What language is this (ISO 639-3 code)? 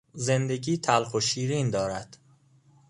fas